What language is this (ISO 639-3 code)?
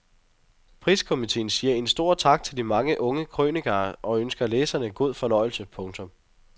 dan